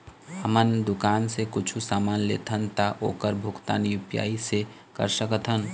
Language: Chhattisgarhi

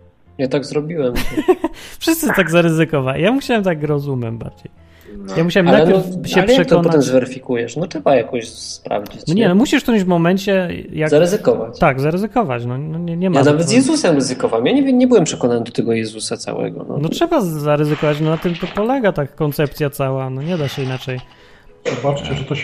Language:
Polish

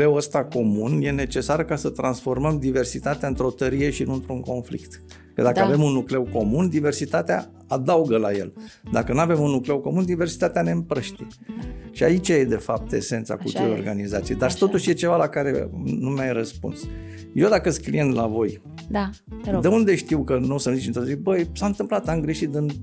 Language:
Romanian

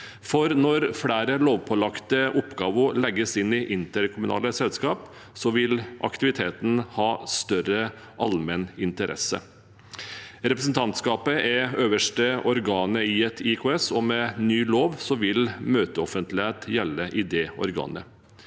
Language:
Norwegian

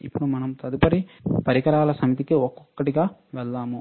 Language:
Telugu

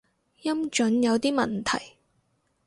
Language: Cantonese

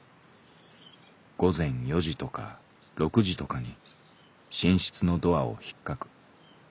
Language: Japanese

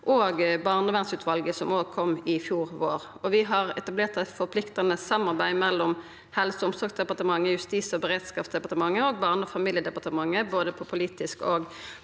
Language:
Norwegian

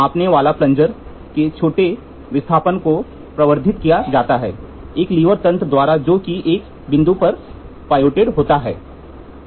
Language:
Hindi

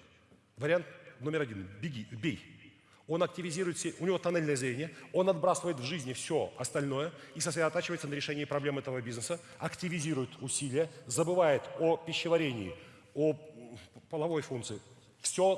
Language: Russian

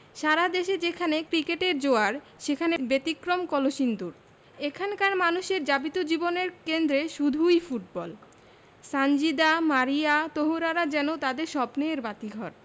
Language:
Bangla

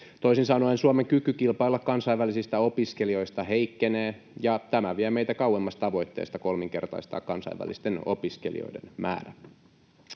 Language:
Finnish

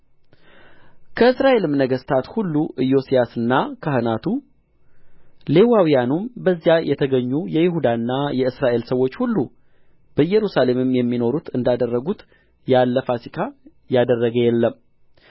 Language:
Amharic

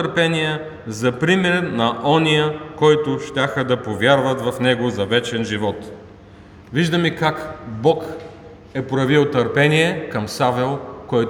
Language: Bulgarian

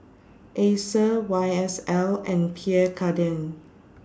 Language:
English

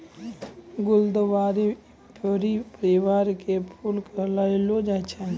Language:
Maithili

